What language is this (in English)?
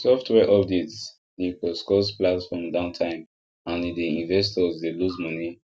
Nigerian Pidgin